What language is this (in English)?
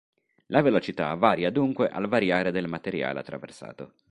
Italian